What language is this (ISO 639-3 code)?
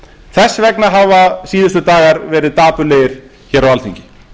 isl